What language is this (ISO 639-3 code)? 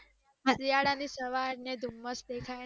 guj